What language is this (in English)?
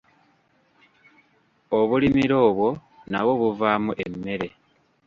Ganda